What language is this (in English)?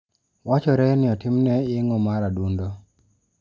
Luo (Kenya and Tanzania)